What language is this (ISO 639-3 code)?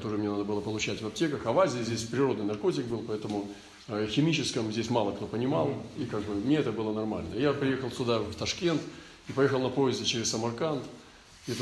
rus